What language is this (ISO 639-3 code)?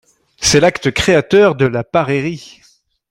fra